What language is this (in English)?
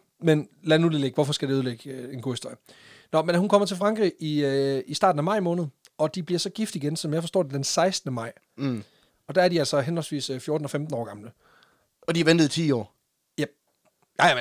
Danish